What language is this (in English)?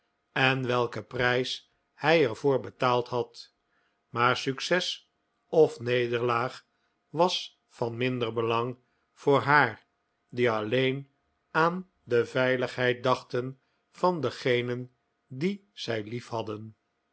Dutch